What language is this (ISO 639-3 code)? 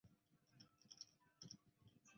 zho